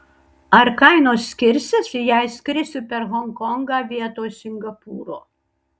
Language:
Lithuanian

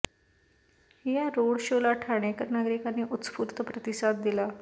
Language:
Marathi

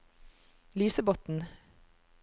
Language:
Norwegian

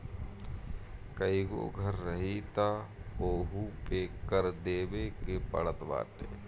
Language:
Bhojpuri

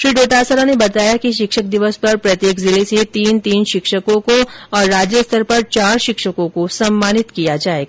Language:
Hindi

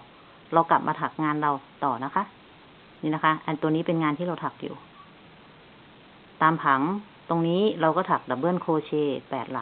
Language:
Thai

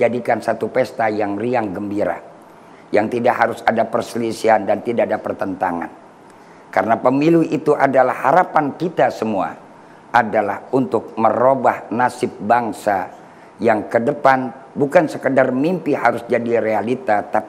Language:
Indonesian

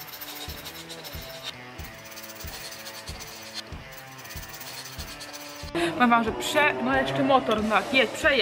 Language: Polish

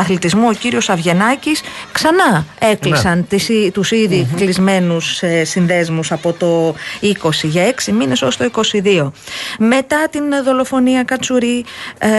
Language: Greek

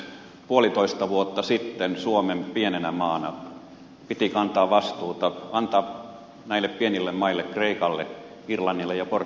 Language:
Finnish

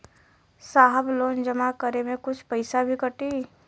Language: Bhojpuri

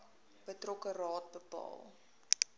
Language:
Afrikaans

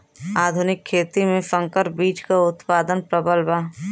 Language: Bhojpuri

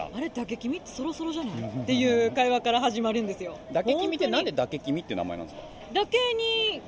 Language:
Japanese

